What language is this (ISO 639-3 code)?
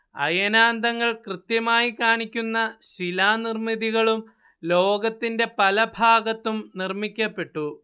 mal